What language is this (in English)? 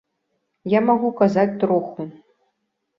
Belarusian